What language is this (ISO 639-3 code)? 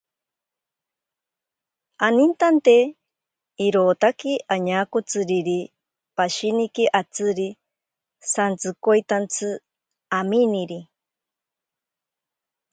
prq